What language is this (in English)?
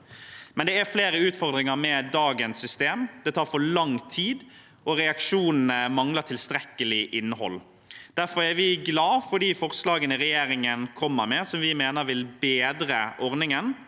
Norwegian